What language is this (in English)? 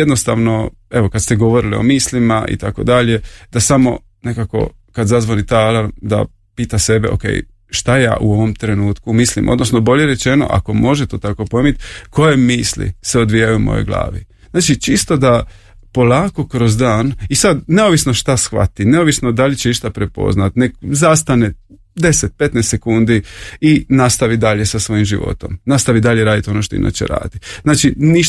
Croatian